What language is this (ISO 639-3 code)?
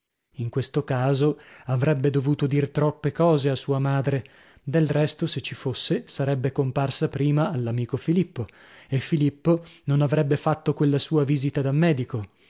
ita